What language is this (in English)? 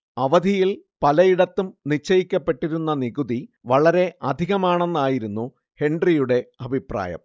Malayalam